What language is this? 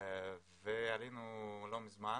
Hebrew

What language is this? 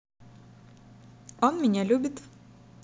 Russian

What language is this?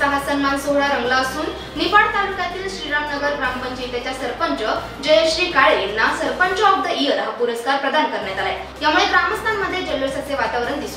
Marathi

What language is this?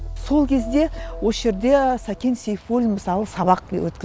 Kazakh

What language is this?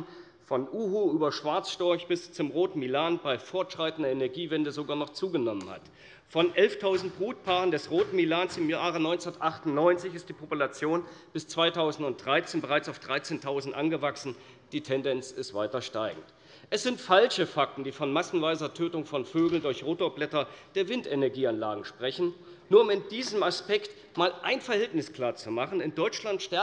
German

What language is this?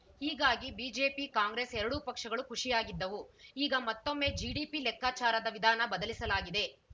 Kannada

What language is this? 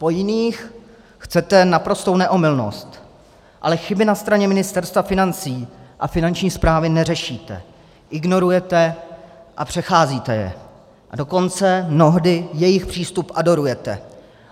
Czech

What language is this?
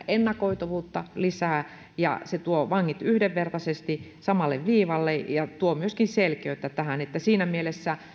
Finnish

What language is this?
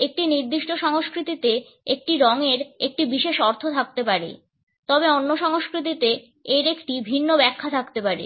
Bangla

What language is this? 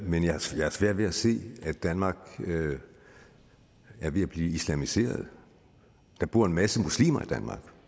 Danish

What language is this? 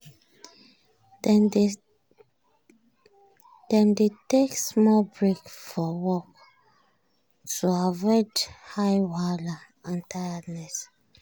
Nigerian Pidgin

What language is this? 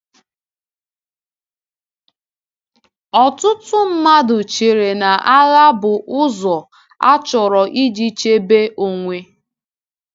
Igbo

